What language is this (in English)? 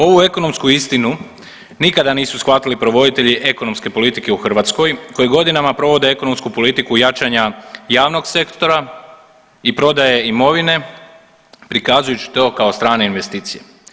Croatian